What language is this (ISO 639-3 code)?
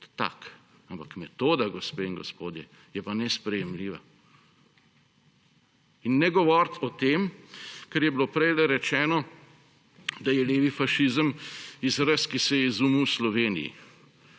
slv